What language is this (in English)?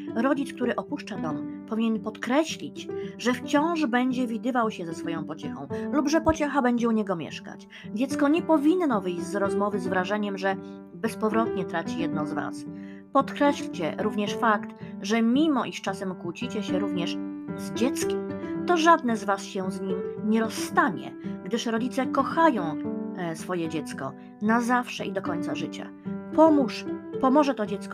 Polish